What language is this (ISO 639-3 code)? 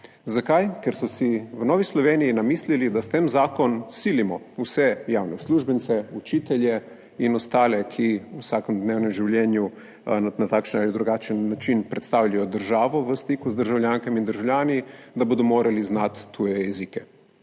slv